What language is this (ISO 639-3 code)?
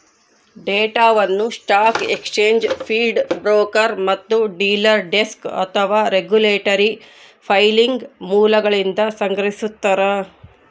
kan